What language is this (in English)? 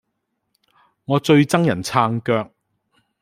Cantonese